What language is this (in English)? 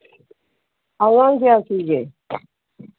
Manipuri